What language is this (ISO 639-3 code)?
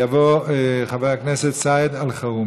heb